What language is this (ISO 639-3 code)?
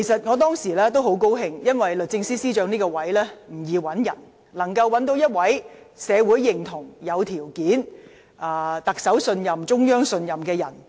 yue